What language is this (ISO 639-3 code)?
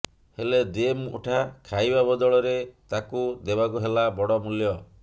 ori